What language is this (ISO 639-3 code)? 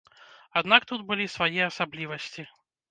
bel